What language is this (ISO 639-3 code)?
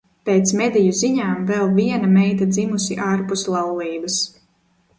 lav